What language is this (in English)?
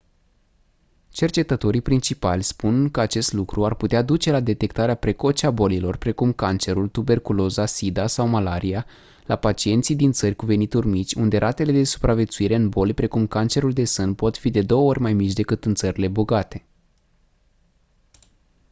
Romanian